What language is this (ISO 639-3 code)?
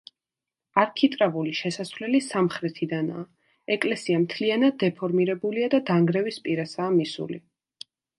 kat